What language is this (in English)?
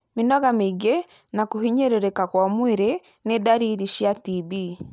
Kikuyu